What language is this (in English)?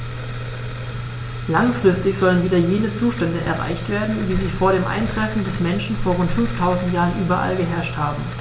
German